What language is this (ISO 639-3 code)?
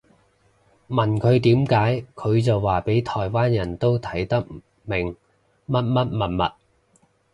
yue